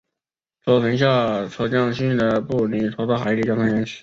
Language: Chinese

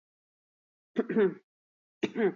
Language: Basque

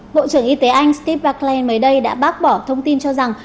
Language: Vietnamese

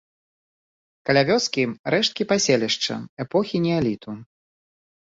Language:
Belarusian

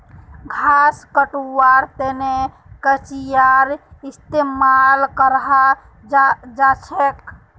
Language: Magahi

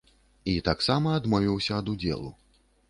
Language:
Belarusian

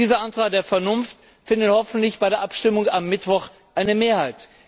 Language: German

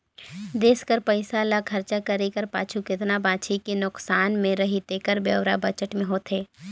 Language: Chhattisgarhi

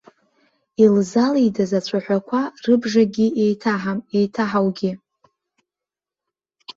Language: Abkhazian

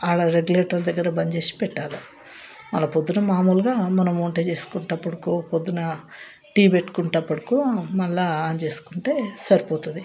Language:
Telugu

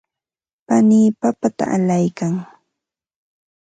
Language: Ambo-Pasco Quechua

